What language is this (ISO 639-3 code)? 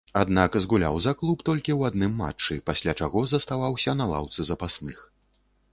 bel